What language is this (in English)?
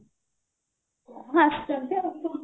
Odia